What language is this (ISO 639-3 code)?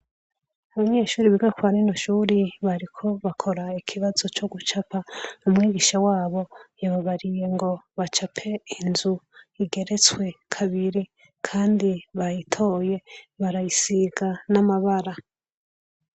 run